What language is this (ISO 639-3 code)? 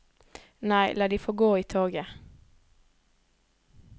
nor